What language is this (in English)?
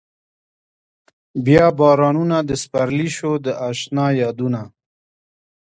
Pashto